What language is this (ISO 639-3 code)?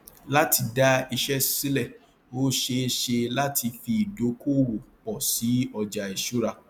yor